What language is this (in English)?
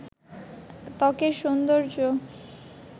Bangla